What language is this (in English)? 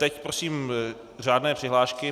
Czech